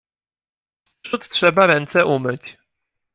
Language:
Polish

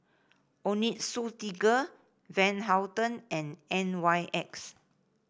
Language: English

